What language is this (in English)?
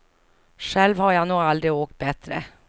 Swedish